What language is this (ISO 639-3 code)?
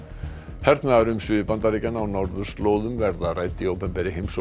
isl